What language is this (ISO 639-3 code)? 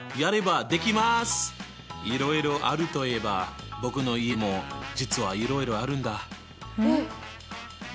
jpn